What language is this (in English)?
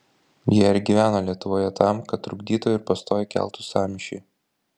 Lithuanian